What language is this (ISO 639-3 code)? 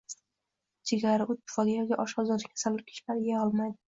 uzb